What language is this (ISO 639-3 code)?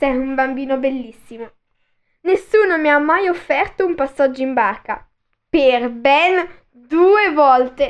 ita